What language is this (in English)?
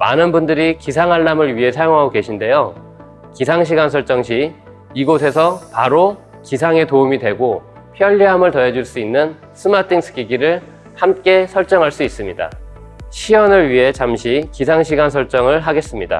Korean